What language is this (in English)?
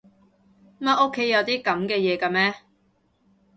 Cantonese